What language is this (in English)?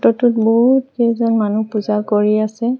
Assamese